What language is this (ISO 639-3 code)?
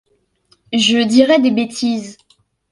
fra